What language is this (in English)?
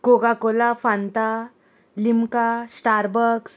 Konkani